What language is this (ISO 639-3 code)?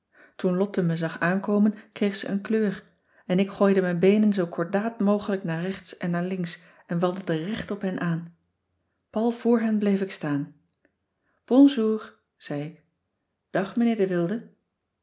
nld